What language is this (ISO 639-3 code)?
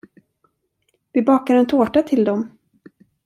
swe